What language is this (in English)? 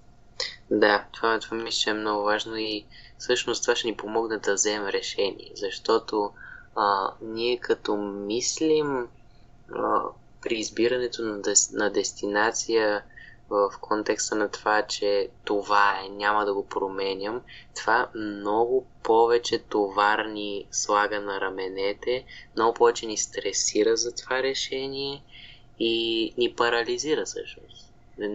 Bulgarian